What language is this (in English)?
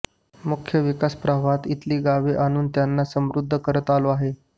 Marathi